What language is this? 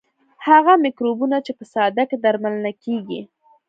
Pashto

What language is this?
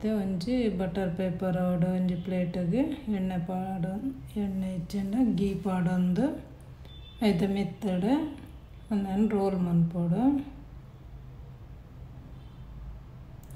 Romanian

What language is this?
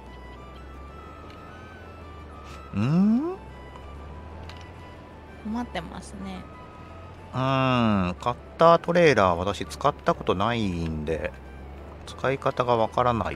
Japanese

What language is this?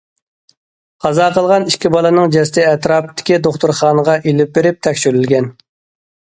Uyghur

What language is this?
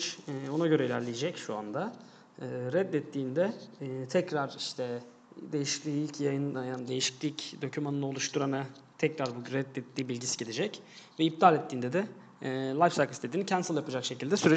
Turkish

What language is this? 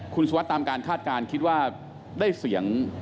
Thai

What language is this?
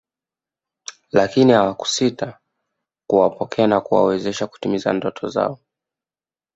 Swahili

